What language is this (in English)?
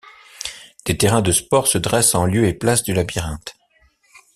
French